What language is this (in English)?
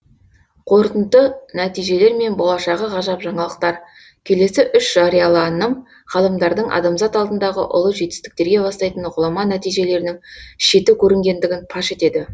Kazakh